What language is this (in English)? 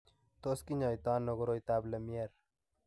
Kalenjin